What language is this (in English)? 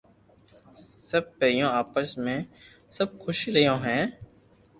Loarki